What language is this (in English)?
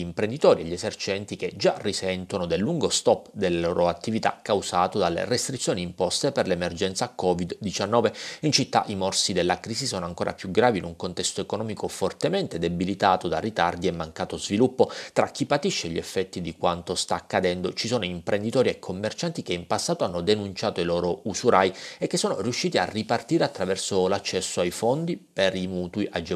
Italian